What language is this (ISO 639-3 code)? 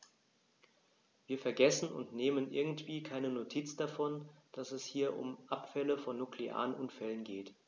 deu